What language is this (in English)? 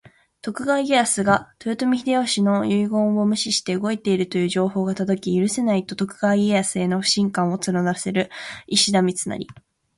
Japanese